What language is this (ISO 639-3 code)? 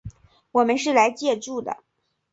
zho